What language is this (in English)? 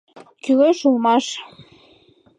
Mari